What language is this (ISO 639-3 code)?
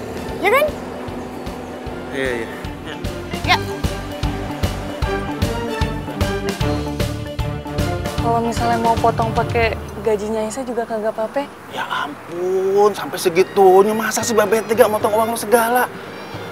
ind